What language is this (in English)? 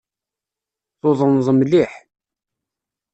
Kabyle